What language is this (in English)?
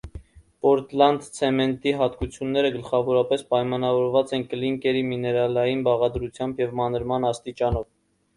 Armenian